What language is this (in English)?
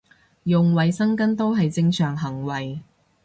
Cantonese